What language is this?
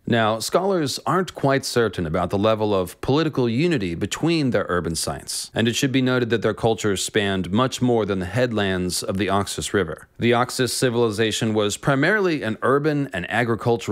English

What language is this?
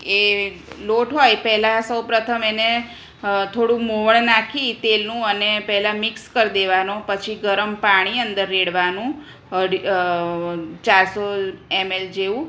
Gujarati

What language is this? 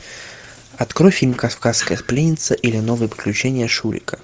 Russian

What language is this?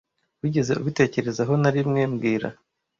Kinyarwanda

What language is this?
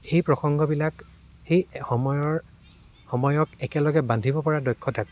Assamese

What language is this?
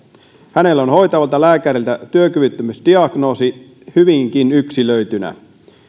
Finnish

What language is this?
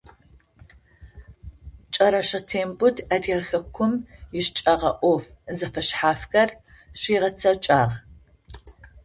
Adyghe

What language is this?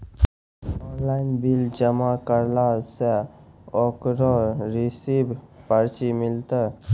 Maithili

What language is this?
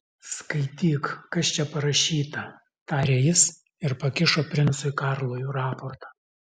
Lithuanian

